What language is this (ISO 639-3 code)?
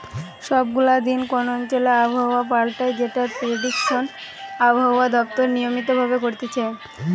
ben